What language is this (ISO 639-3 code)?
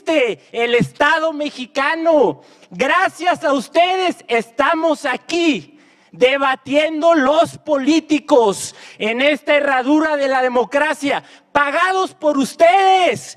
spa